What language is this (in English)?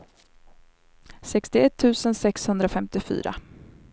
Swedish